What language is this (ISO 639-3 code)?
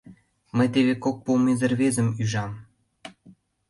chm